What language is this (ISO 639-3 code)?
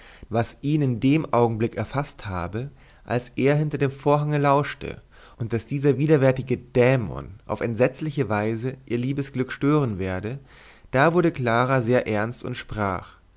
deu